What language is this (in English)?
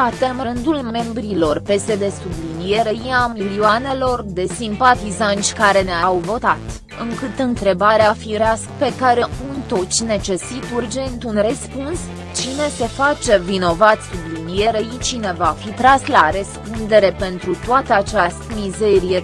Romanian